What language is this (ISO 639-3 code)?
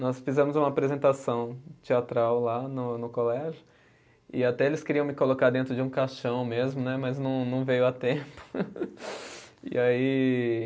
por